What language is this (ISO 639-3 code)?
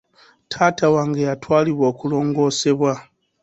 lug